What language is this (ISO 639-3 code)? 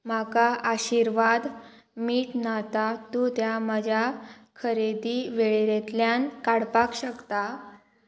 kok